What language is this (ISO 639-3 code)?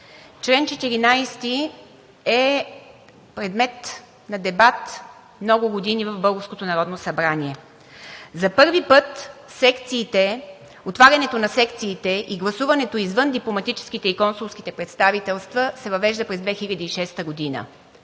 bul